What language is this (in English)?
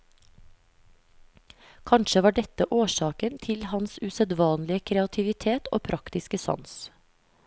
Norwegian